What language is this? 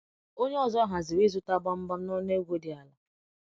Igbo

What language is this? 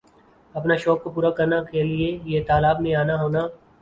Urdu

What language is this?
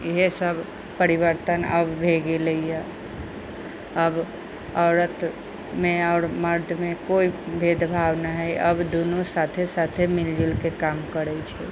Maithili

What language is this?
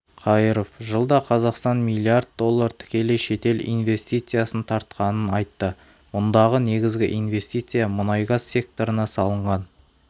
Kazakh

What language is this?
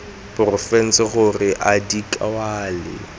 Tswana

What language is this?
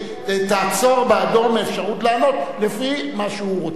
Hebrew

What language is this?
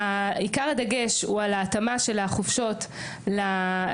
Hebrew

